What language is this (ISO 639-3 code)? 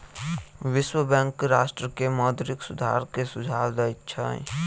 mai